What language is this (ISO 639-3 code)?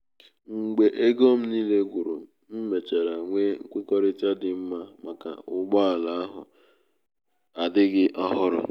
ibo